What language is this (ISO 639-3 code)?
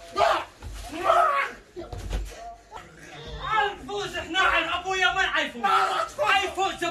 ara